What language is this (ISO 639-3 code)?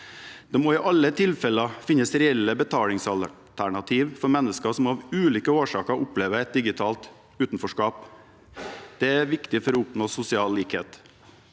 nor